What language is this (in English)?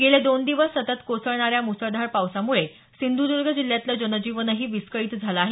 Marathi